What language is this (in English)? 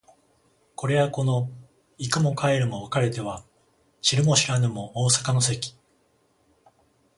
Japanese